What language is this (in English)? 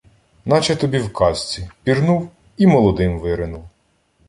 Ukrainian